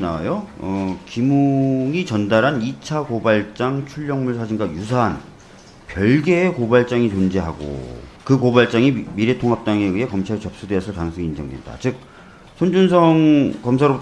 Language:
Korean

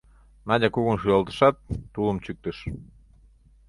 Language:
Mari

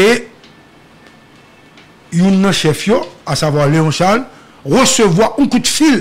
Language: French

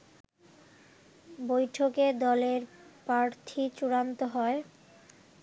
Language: Bangla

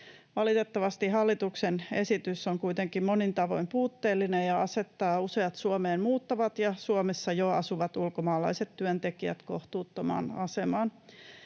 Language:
Finnish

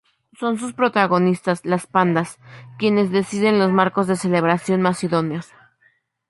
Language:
Spanish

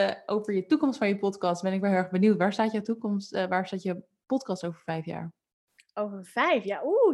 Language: Dutch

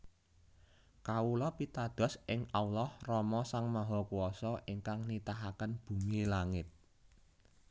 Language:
Javanese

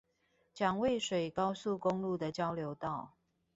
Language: Chinese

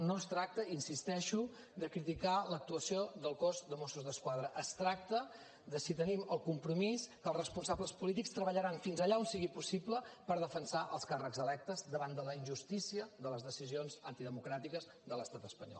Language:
Catalan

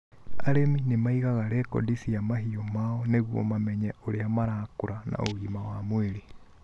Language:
Kikuyu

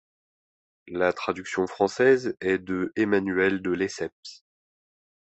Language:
French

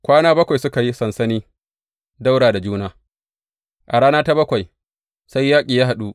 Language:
Hausa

